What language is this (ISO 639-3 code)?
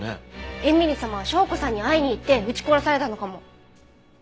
jpn